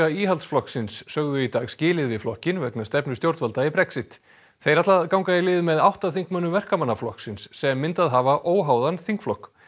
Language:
Icelandic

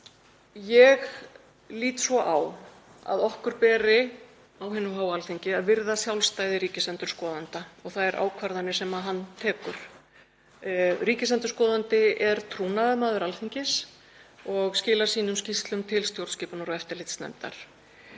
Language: Icelandic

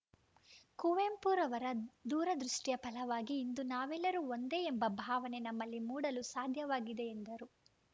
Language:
Kannada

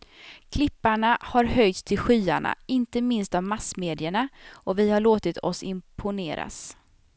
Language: Swedish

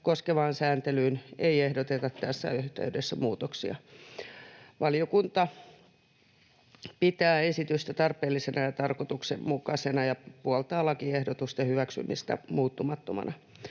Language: Finnish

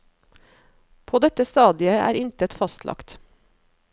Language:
Norwegian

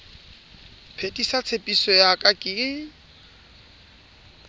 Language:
Southern Sotho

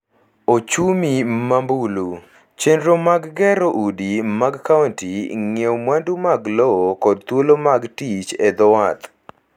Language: Luo (Kenya and Tanzania)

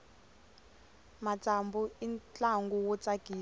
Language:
Tsonga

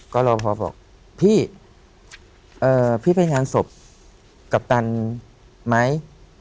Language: Thai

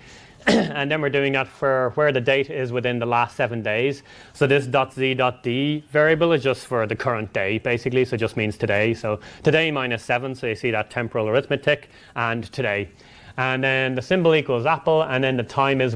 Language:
English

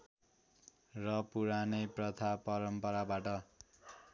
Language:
Nepali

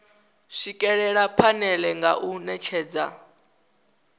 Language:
Venda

